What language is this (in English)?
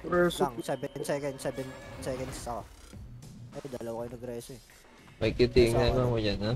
Filipino